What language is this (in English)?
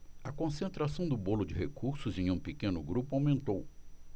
Portuguese